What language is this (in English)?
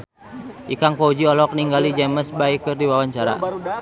Sundanese